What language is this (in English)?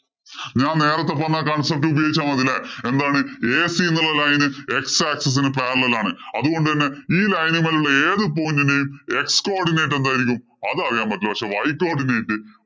Malayalam